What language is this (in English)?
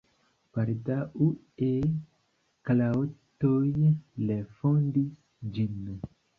Esperanto